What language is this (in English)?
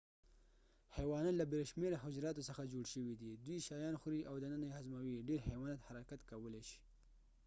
Pashto